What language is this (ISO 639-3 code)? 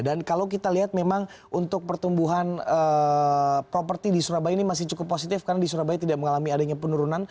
ind